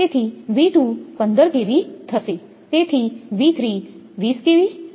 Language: Gujarati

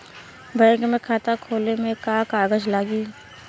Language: Bhojpuri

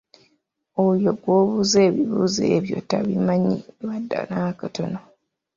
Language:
Ganda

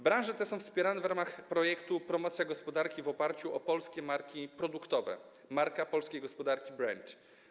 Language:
Polish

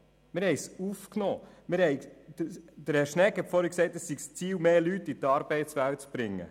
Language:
Swiss German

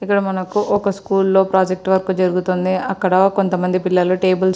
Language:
Telugu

